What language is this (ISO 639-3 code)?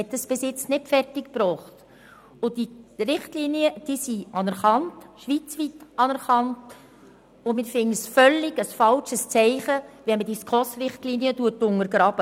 gsw